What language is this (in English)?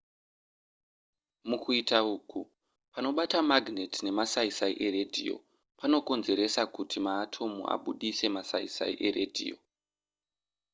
Shona